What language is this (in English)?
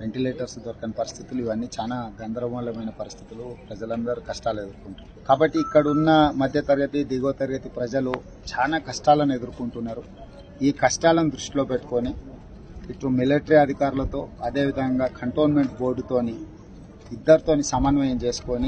Hindi